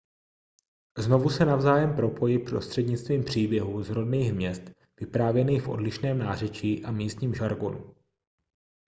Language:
Czech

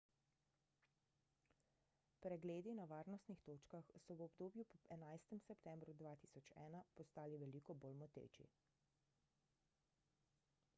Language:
Slovenian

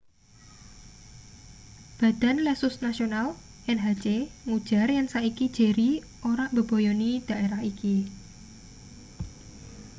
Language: Javanese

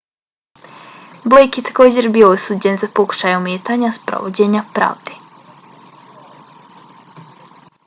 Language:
Bosnian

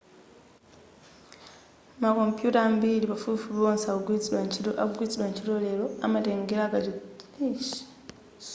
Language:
Nyanja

